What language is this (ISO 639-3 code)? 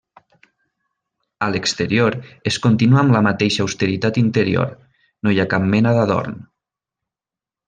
cat